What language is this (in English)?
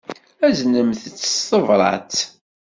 Kabyle